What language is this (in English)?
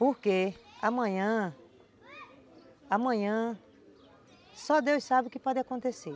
Portuguese